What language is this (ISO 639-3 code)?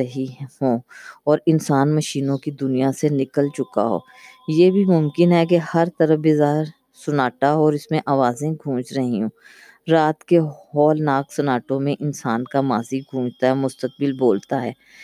urd